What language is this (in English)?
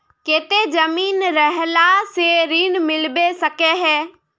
Magahi